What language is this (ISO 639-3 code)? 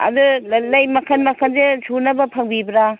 mni